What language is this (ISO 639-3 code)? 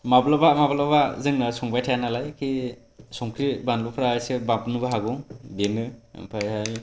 brx